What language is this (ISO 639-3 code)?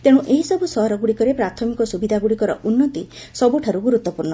ori